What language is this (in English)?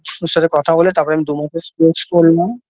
Bangla